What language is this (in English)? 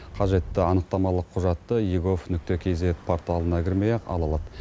Kazakh